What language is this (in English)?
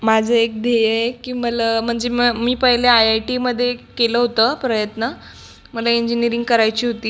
Marathi